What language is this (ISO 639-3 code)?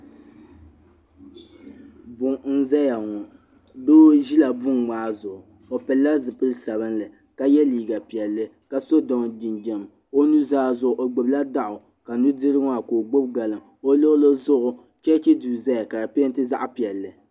dag